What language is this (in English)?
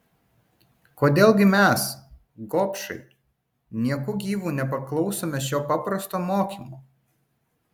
Lithuanian